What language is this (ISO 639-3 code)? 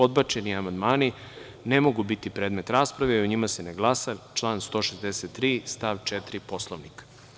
srp